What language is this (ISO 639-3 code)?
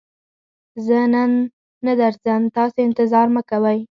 pus